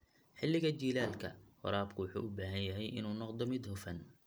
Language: Somali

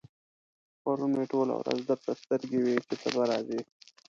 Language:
Pashto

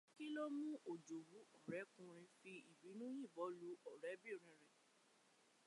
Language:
Yoruba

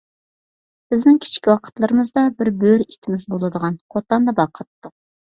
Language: Uyghur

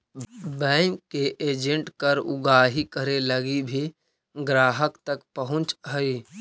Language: Magahi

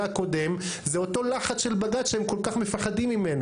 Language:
Hebrew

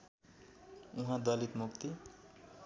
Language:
Nepali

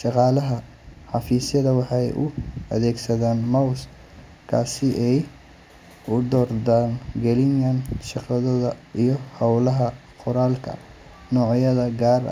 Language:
Somali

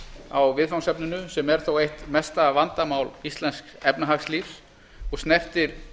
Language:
Icelandic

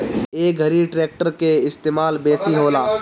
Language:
Bhojpuri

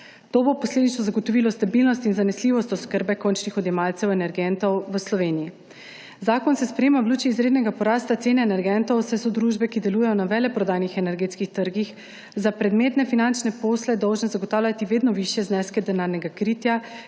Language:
Slovenian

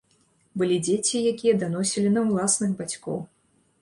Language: Belarusian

